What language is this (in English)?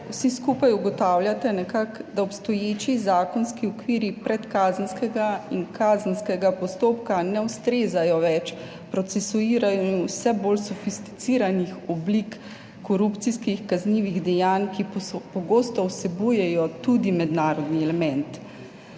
Slovenian